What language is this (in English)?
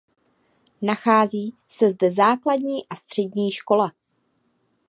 Czech